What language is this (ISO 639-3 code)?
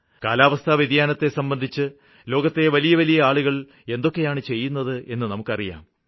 mal